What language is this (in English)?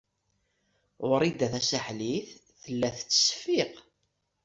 Kabyle